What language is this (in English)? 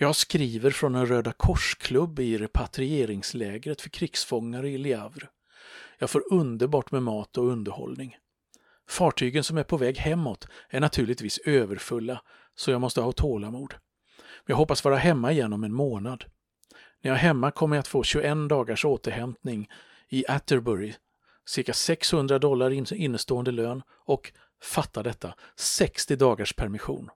Swedish